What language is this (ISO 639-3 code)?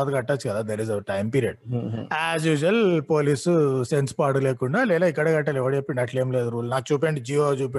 tel